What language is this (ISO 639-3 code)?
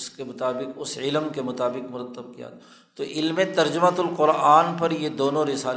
urd